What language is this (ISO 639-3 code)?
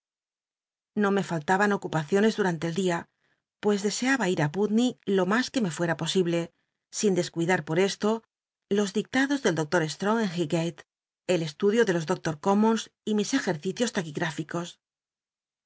spa